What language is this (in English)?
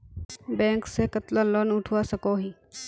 Magahi